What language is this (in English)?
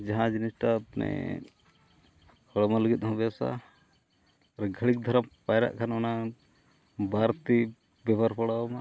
Santali